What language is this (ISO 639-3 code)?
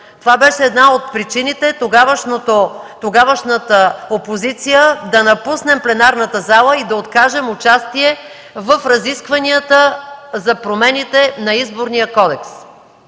bul